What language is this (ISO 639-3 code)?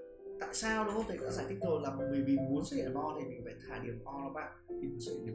vie